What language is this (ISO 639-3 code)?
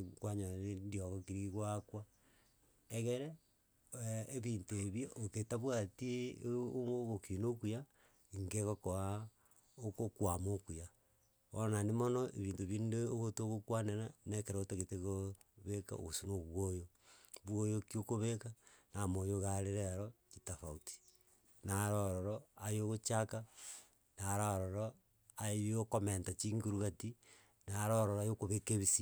guz